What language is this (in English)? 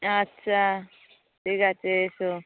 Bangla